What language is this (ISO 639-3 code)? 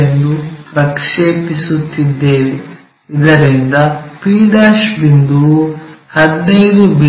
kan